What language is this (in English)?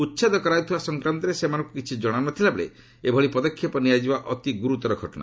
Odia